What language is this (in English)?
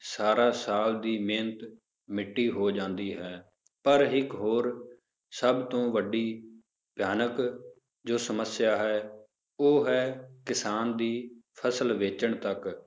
Punjabi